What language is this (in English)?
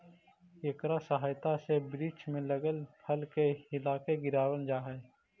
Magahi